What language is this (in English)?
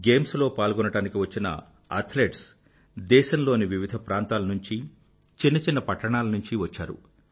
Telugu